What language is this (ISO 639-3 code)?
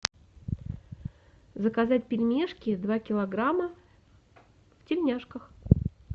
rus